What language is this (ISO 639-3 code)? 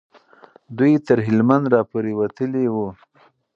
pus